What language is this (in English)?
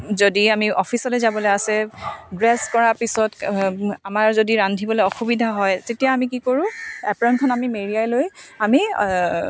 Assamese